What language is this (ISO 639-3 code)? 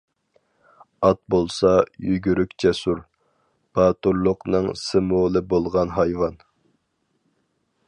uig